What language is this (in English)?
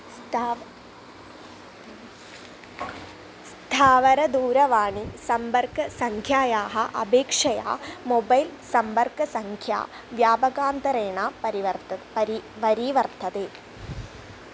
Sanskrit